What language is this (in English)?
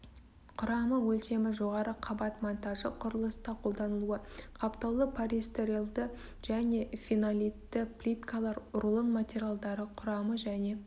Kazakh